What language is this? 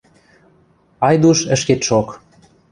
Western Mari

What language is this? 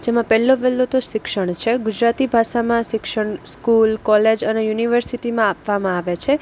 Gujarati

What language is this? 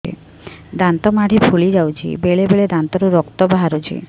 Odia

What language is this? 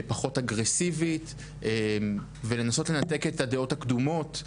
Hebrew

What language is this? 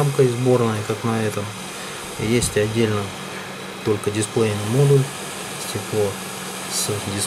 Russian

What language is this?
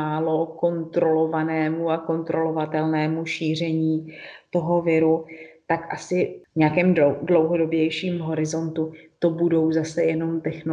Czech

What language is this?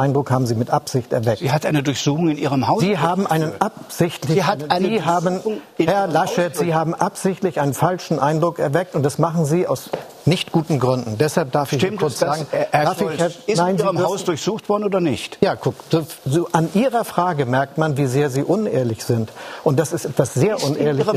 German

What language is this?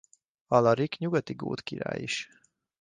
Hungarian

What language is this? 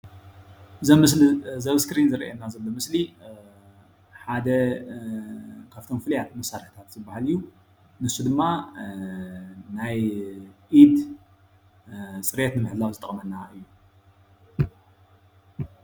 Tigrinya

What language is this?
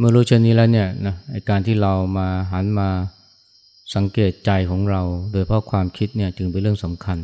Thai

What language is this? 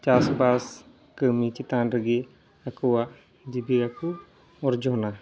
Santali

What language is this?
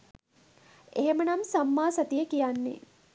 Sinhala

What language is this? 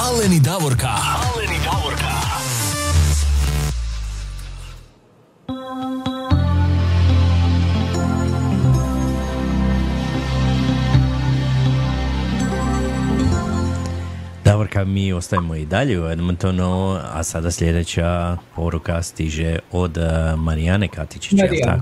Croatian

